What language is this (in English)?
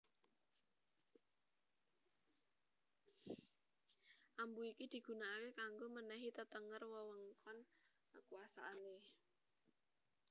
Javanese